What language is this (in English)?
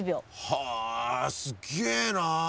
Japanese